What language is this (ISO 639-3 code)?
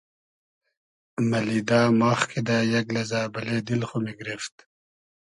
haz